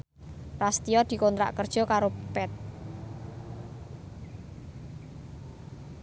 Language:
Javanese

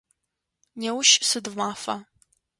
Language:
Adyghe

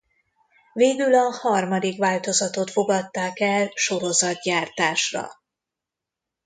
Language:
Hungarian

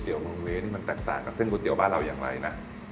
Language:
Thai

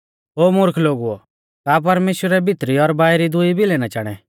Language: Mahasu Pahari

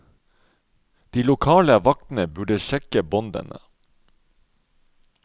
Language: Norwegian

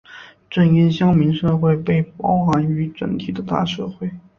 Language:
Chinese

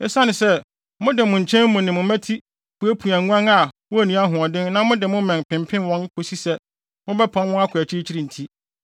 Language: Akan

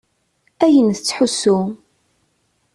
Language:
Kabyle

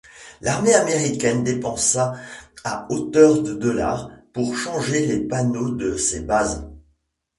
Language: French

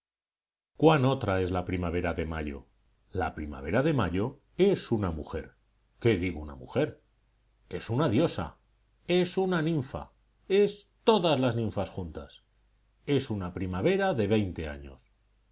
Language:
Spanish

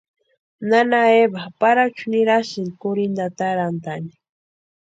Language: Western Highland Purepecha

